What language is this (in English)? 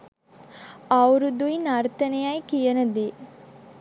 Sinhala